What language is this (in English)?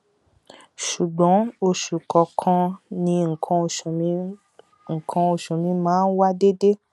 Yoruba